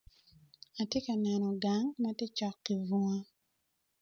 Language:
Acoli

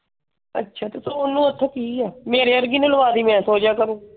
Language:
Punjabi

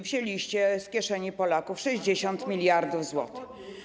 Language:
Polish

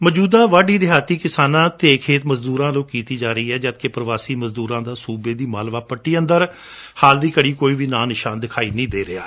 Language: Punjabi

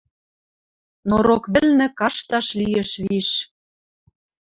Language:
Western Mari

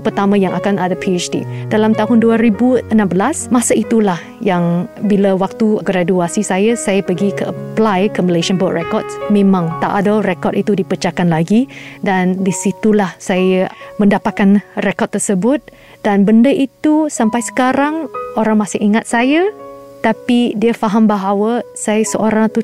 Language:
Malay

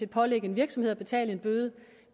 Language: Danish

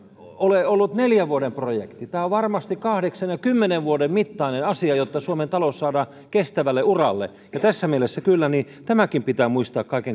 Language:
Finnish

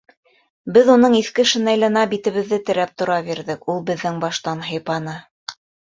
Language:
Bashkir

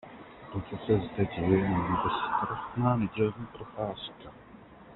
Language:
Czech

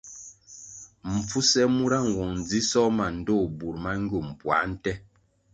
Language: Kwasio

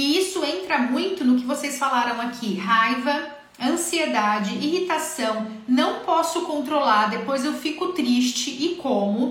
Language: Portuguese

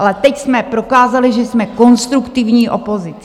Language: Czech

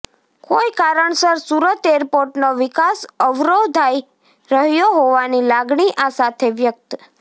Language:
Gujarati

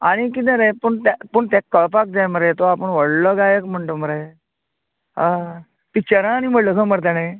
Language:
Konkani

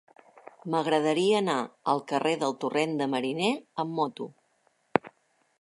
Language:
Catalan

